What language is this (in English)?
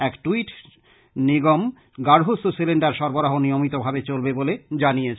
Bangla